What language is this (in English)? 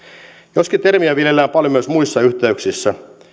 Finnish